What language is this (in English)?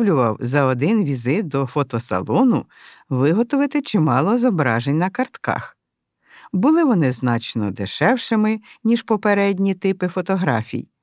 Ukrainian